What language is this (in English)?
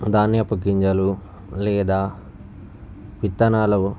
Telugu